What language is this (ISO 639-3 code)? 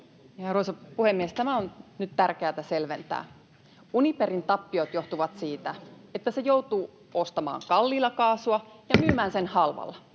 fin